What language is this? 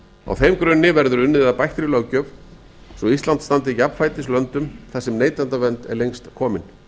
Icelandic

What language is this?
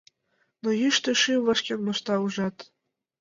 Mari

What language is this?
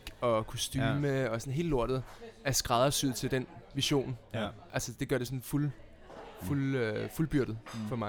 Danish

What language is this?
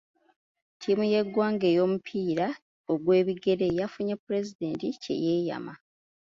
Ganda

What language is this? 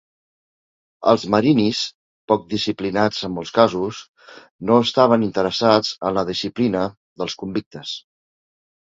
Catalan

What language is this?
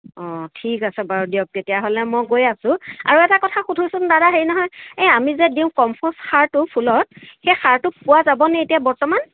Assamese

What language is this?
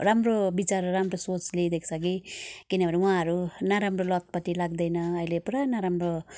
Nepali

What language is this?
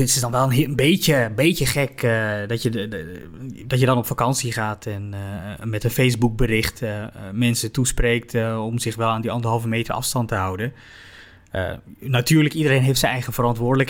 Dutch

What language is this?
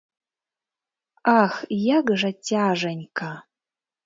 Belarusian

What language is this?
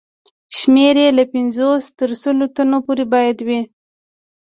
Pashto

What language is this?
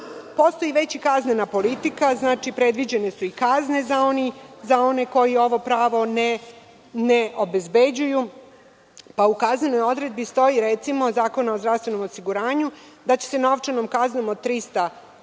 Serbian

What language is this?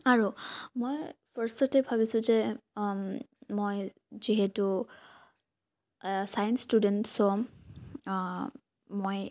Assamese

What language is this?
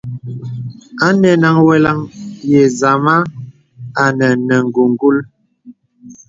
Bebele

